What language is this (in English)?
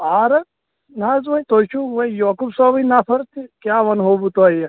Kashmiri